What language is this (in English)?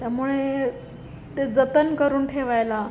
Marathi